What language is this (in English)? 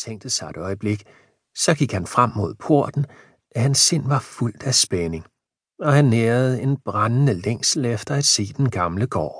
Danish